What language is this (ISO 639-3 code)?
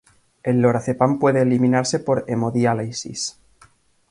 spa